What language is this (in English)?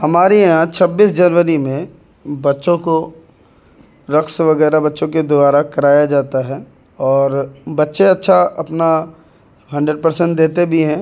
Urdu